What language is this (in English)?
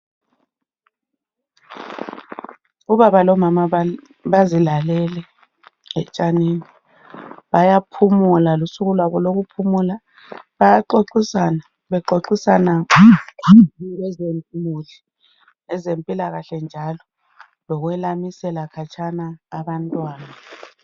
North Ndebele